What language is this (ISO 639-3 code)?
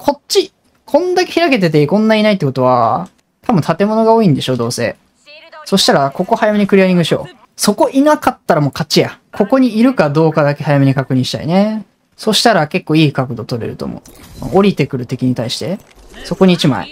jpn